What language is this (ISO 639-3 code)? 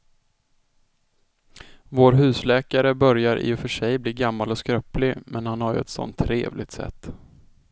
swe